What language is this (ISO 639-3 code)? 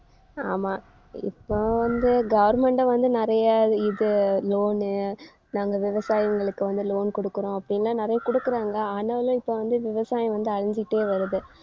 tam